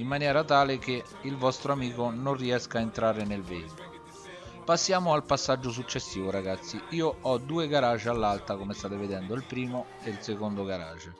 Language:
Italian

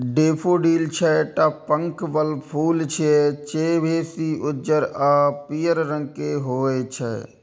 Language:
Maithili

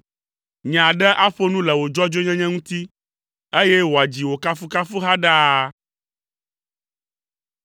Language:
Ewe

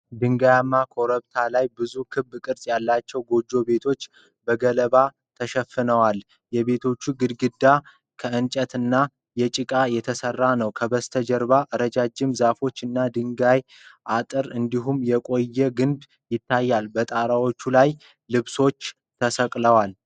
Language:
Amharic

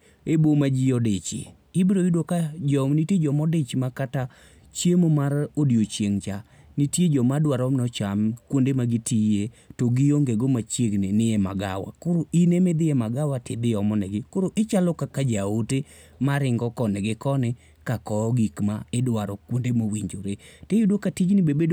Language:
Luo (Kenya and Tanzania)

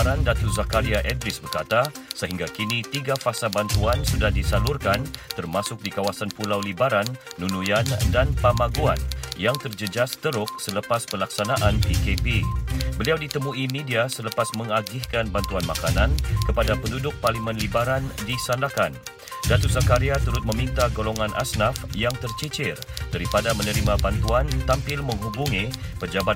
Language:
Malay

